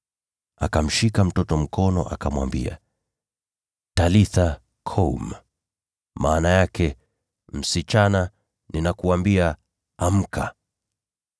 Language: Swahili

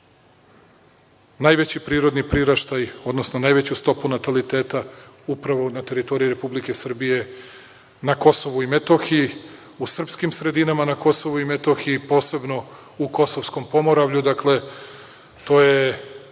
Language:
Serbian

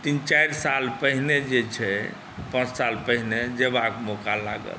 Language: Maithili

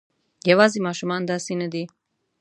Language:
Pashto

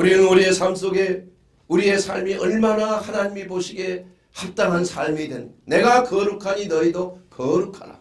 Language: Korean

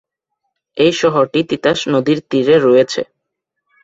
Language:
Bangla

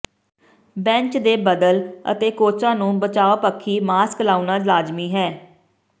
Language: Punjabi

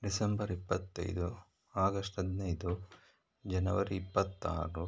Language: Kannada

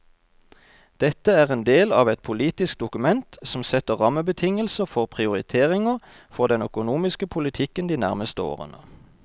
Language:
Norwegian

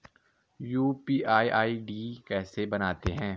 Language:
Hindi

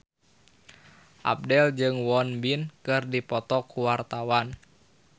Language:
Sundanese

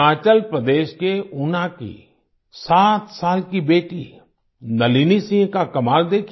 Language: Hindi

